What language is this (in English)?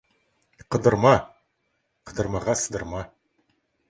Kazakh